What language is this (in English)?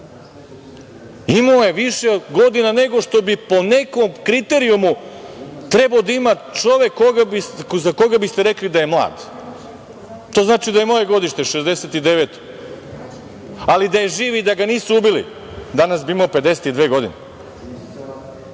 Serbian